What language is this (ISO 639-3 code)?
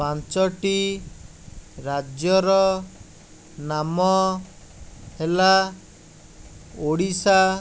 ori